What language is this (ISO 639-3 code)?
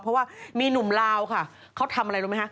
tha